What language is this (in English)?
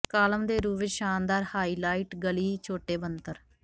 Punjabi